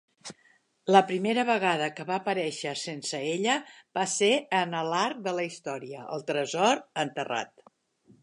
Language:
Catalan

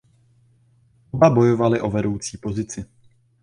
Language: Czech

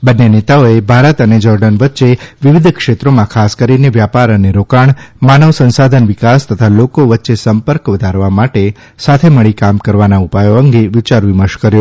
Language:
Gujarati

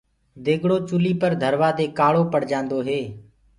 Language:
Gurgula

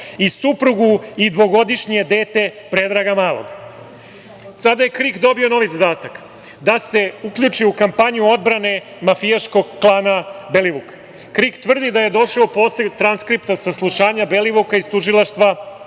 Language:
Serbian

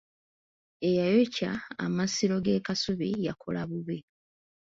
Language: Ganda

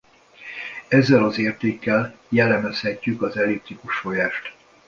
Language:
Hungarian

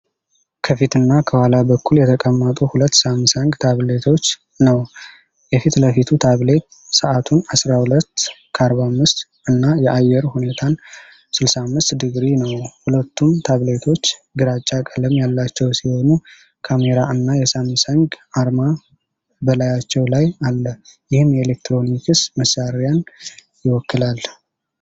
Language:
Amharic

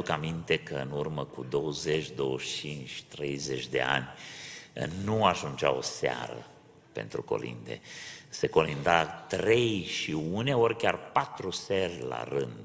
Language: Romanian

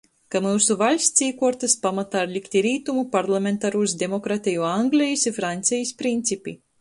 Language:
Latgalian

